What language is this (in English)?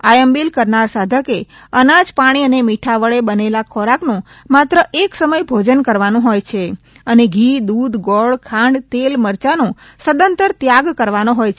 Gujarati